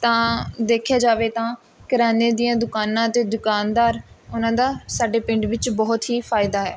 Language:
Punjabi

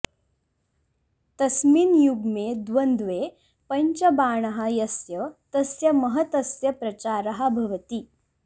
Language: Sanskrit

